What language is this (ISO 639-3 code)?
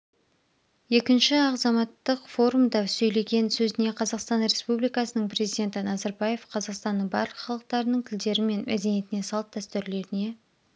kaz